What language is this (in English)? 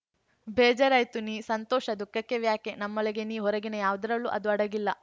Kannada